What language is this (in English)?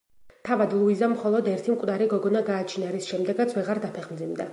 Georgian